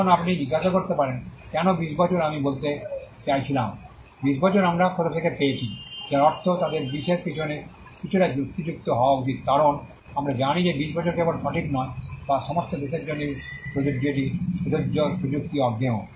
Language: Bangla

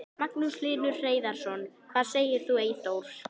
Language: Icelandic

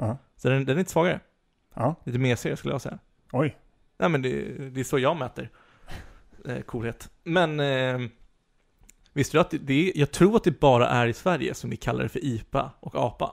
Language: Swedish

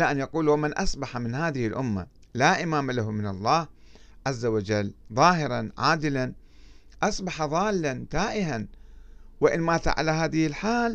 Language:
Arabic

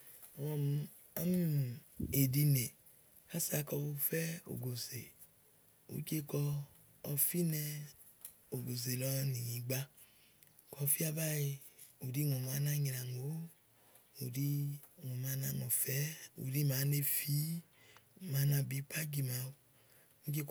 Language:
Igo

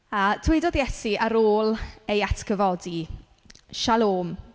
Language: Welsh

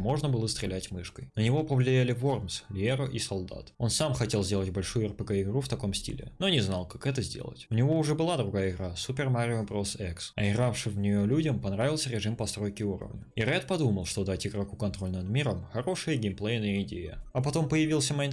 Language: Russian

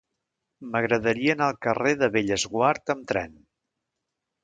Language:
Catalan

